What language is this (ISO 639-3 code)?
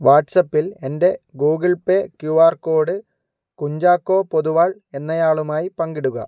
mal